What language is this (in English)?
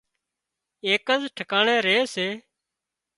Wadiyara Koli